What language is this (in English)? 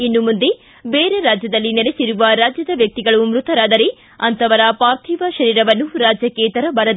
Kannada